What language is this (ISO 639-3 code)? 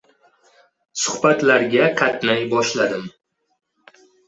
uzb